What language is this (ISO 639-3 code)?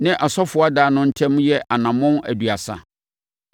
aka